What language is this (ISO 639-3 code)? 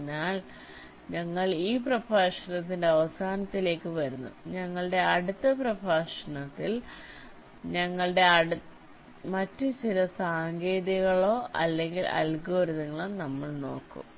mal